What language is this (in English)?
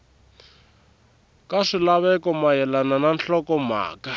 Tsonga